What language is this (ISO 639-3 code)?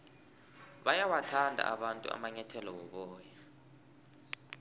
nbl